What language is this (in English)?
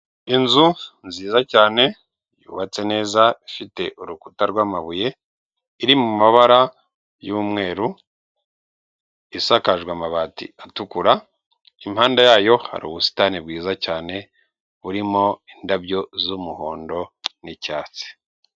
Kinyarwanda